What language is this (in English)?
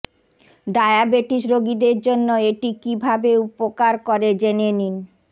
Bangla